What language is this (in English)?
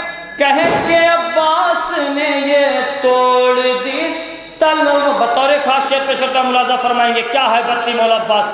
Romanian